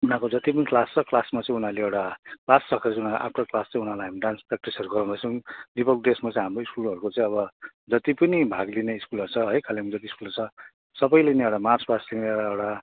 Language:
Nepali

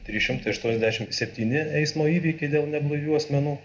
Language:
Lithuanian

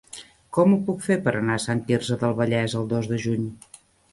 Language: Catalan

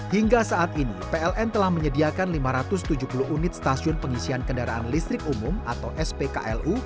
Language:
Indonesian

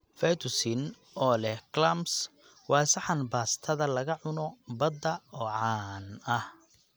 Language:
Somali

